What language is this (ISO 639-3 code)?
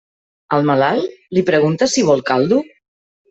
cat